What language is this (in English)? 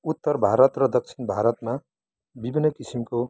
Nepali